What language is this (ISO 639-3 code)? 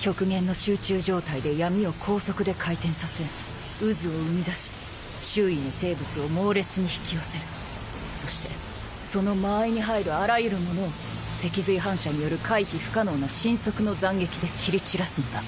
jpn